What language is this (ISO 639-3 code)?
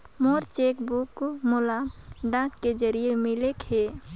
hne